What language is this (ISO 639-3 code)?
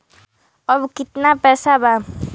bho